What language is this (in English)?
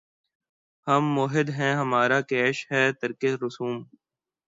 Urdu